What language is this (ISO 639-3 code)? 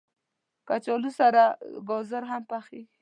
pus